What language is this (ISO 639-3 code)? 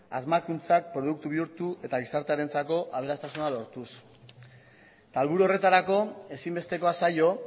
eus